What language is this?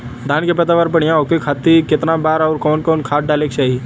Bhojpuri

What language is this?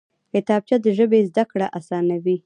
Pashto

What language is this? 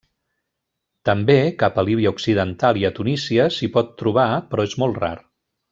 Catalan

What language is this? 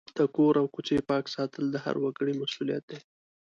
Pashto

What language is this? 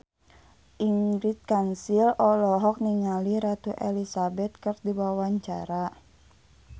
Sundanese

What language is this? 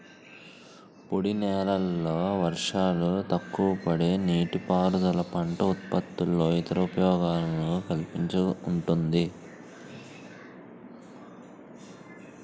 Telugu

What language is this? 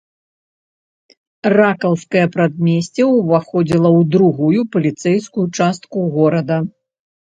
Belarusian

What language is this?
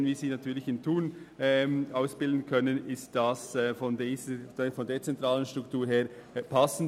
Swiss German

